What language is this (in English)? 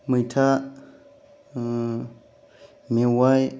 Bodo